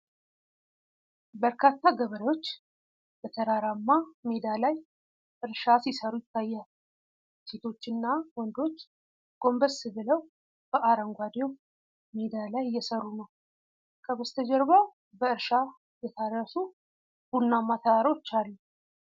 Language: Amharic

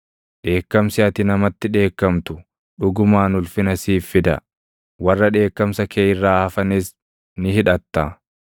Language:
Oromo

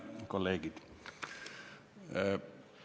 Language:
Estonian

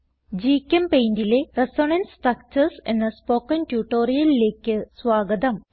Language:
Malayalam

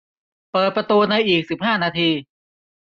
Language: Thai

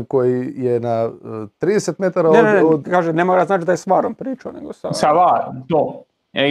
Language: Croatian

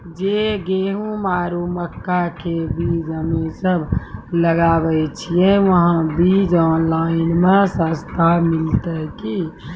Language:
Maithili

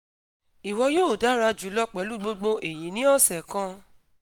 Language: Yoruba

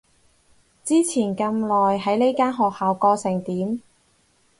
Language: Cantonese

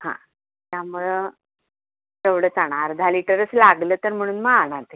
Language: Marathi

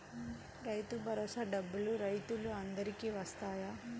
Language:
Telugu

